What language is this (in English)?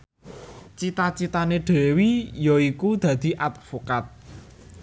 Javanese